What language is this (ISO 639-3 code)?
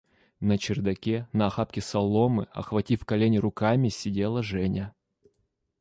rus